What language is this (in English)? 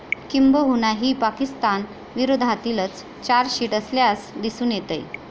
Marathi